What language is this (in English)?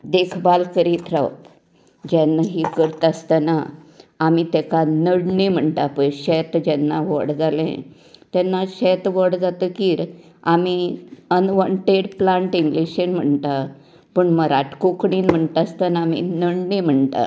Konkani